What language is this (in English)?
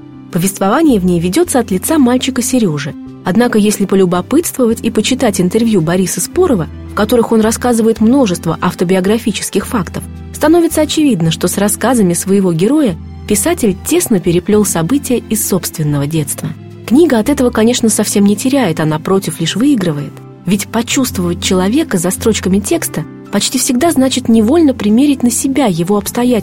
Russian